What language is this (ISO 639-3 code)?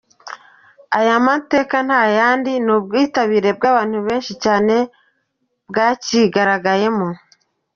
kin